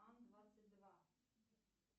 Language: Russian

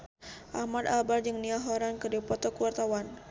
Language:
Sundanese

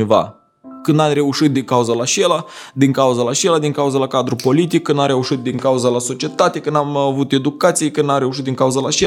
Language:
Romanian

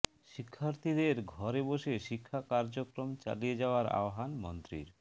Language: Bangla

